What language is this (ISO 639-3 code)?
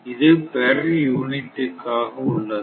tam